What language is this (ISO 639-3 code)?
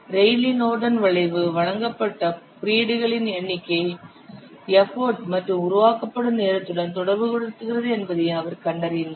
tam